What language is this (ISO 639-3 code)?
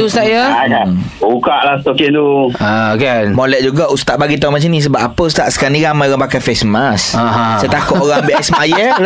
msa